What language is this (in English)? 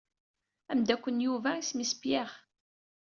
Kabyle